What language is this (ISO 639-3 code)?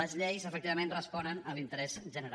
cat